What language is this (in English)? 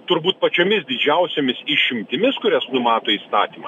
Lithuanian